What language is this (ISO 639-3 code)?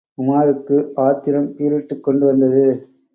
tam